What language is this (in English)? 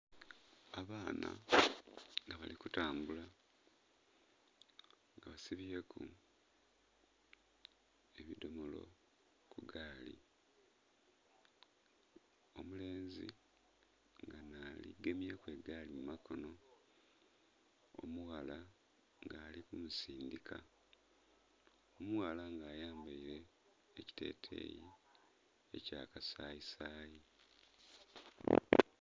Soga